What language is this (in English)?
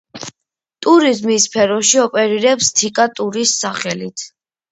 Georgian